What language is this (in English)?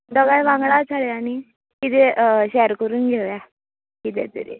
Konkani